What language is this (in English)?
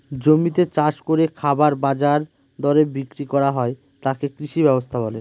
Bangla